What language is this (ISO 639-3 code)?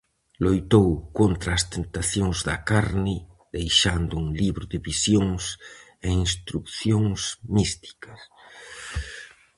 glg